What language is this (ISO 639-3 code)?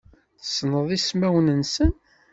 kab